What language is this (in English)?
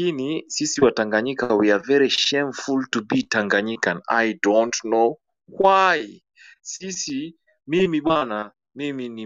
Swahili